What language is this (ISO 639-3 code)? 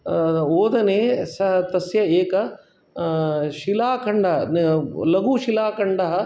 san